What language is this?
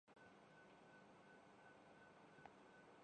Urdu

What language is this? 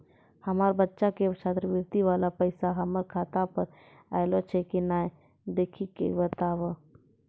Maithili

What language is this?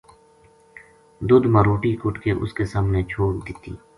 Gujari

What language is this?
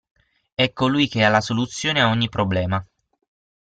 Italian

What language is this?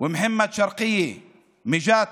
Hebrew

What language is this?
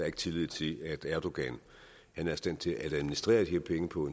Danish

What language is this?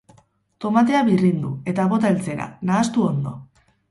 Basque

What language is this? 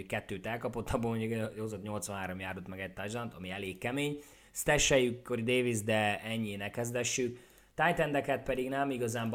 Hungarian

